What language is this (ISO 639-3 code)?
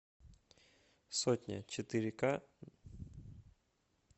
rus